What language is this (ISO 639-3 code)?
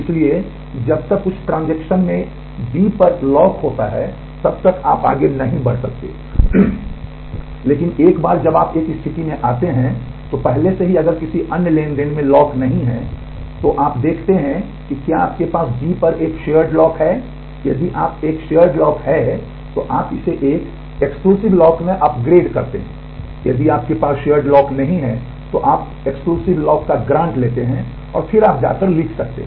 hin